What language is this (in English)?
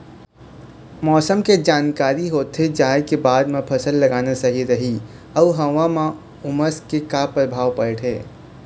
Chhattisgarhi